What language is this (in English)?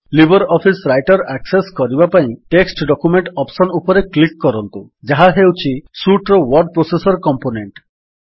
Odia